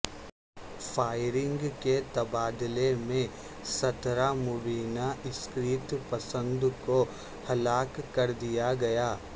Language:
Urdu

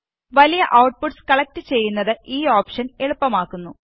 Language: Malayalam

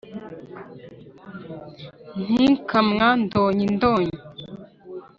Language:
Kinyarwanda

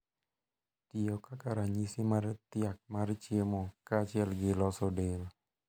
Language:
Luo (Kenya and Tanzania)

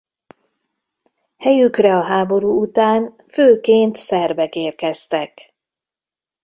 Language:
Hungarian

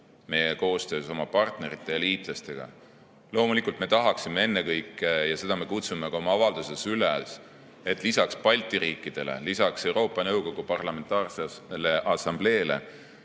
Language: Estonian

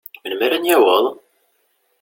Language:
Kabyle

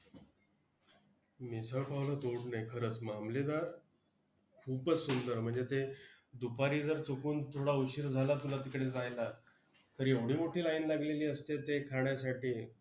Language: Marathi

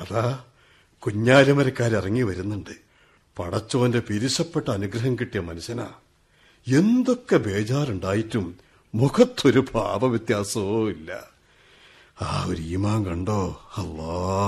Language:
Malayalam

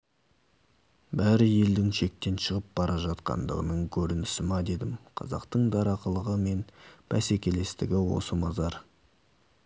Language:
Kazakh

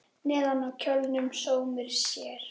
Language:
Icelandic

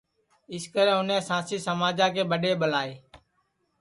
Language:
Sansi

